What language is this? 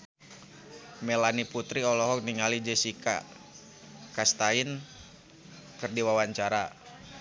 Sundanese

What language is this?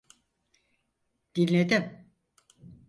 Turkish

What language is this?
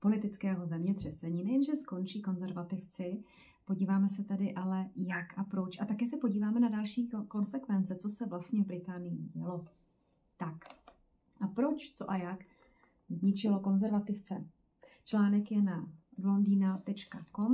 Czech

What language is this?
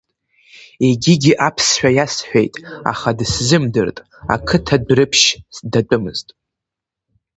Abkhazian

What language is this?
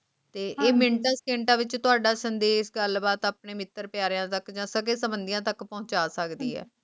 Punjabi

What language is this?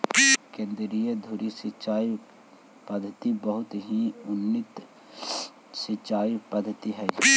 Magahi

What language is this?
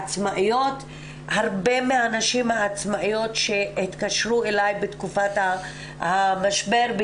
Hebrew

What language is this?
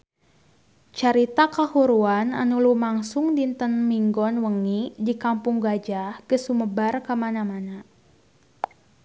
Sundanese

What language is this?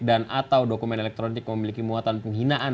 Indonesian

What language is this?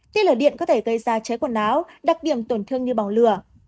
Vietnamese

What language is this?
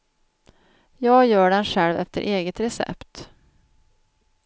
Swedish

